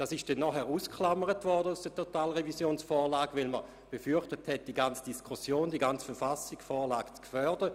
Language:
Swiss German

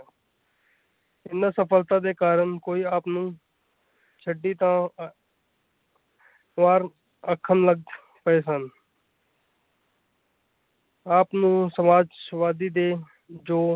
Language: Punjabi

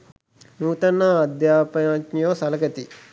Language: Sinhala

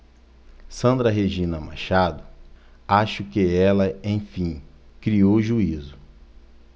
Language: Portuguese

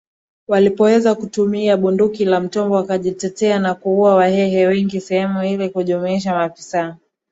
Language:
Swahili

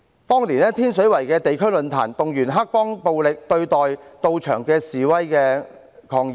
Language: Cantonese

